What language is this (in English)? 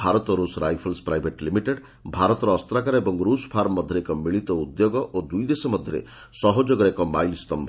Odia